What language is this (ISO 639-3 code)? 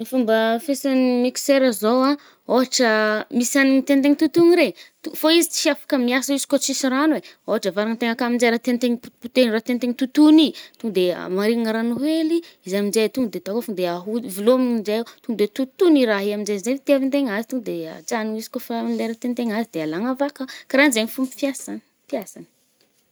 bmm